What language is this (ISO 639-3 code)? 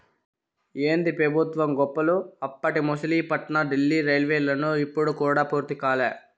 tel